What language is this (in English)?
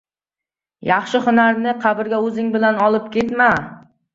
Uzbek